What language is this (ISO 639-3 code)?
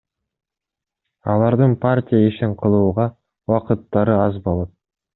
kir